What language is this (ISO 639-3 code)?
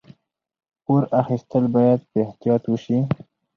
pus